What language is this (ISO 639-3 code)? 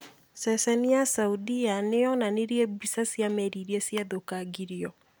kik